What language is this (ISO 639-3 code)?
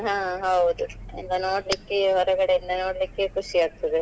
kan